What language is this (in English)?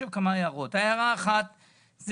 Hebrew